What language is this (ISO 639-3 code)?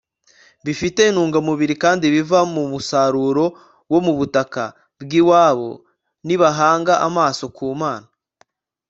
kin